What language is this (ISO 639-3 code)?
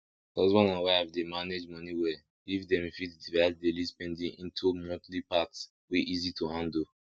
pcm